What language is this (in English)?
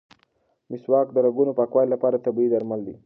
Pashto